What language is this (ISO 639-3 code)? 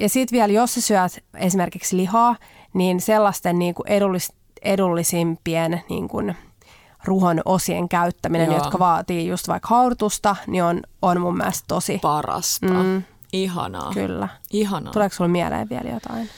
fin